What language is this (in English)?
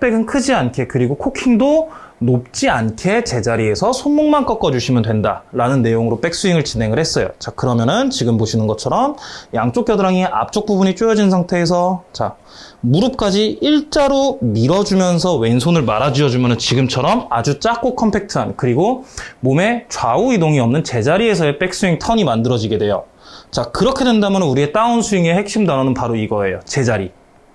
Korean